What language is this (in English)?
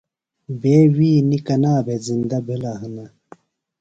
Phalura